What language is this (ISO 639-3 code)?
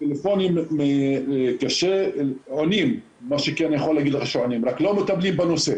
heb